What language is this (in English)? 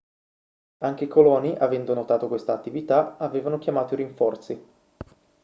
Italian